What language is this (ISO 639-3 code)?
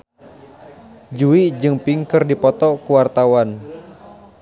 sun